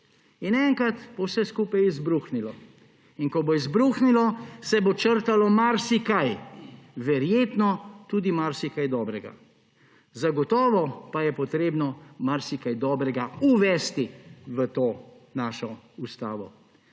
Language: Slovenian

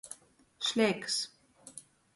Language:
Latgalian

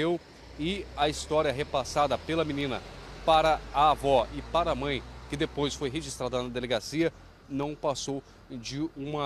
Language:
Portuguese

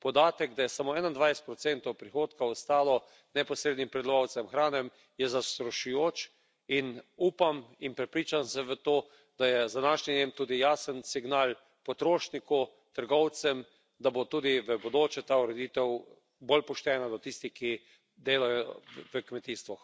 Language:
Slovenian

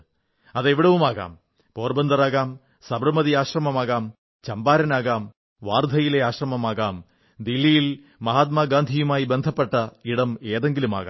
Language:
Malayalam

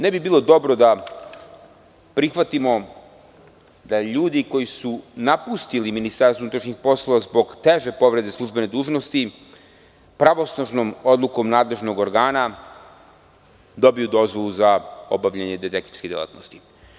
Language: Serbian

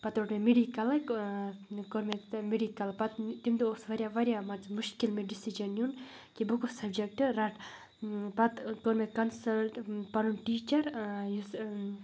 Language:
Kashmiri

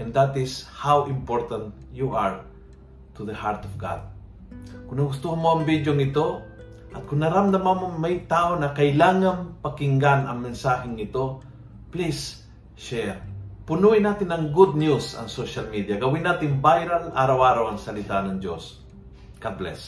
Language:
Filipino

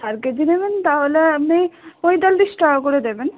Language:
Bangla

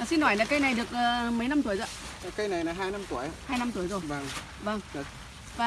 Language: Vietnamese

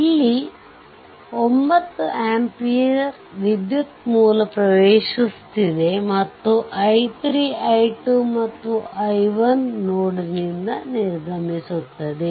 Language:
Kannada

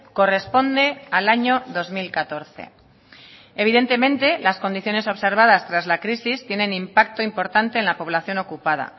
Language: Spanish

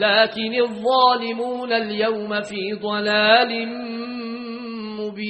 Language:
Arabic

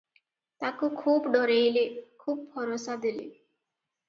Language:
Odia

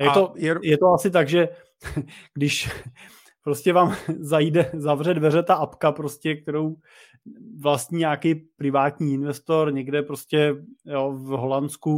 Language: Czech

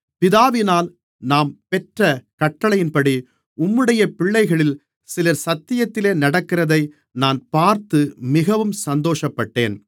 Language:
Tamil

